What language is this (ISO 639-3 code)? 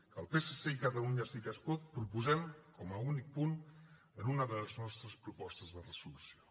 cat